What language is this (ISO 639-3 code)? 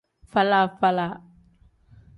kdh